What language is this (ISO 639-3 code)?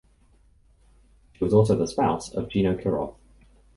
eng